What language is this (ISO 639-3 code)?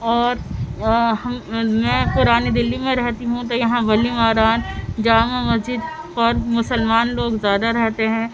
urd